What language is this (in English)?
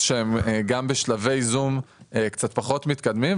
Hebrew